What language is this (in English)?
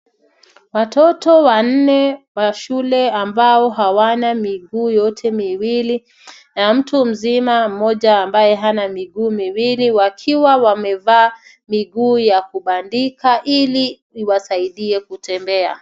Swahili